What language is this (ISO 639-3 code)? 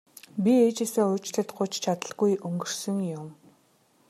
mon